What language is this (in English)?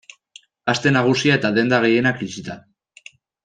Basque